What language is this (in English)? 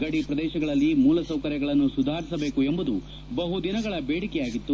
Kannada